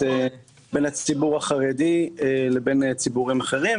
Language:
Hebrew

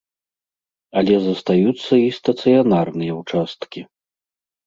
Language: Belarusian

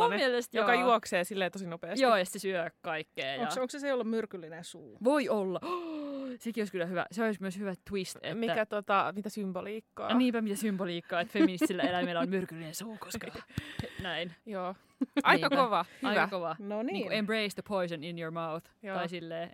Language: Finnish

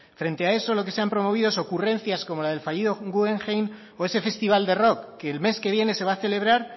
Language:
Spanish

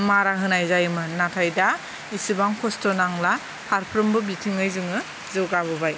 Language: Bodo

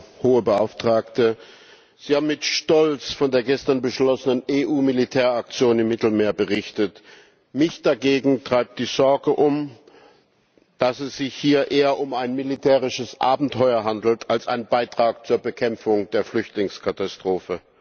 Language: German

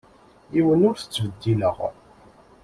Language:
Kabyle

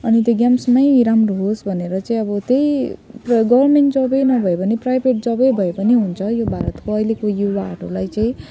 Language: Nepali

